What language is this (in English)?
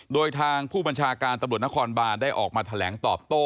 Thai